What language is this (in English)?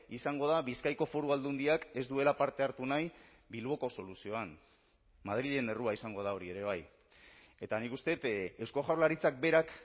Basque